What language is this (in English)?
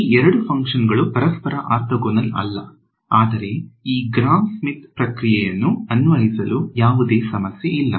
Kannada